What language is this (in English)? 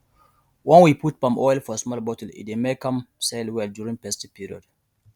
Nigerian Pidgin